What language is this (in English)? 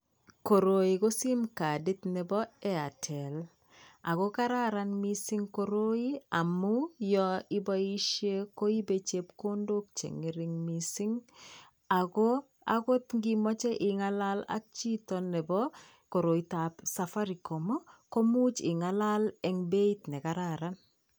Kalenjin